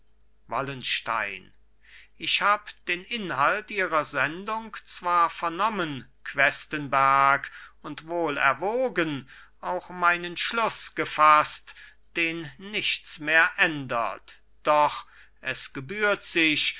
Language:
German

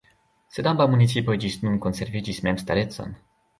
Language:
Esperanto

